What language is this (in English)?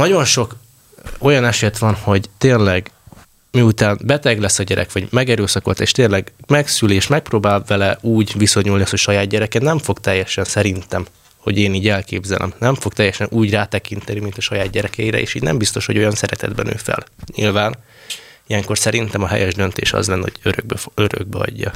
Hungarian